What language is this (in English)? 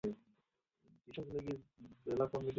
Bangla